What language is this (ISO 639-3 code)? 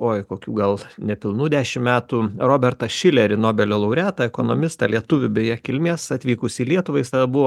lit